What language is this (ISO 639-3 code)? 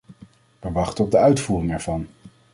nld